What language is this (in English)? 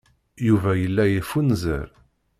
Kabyle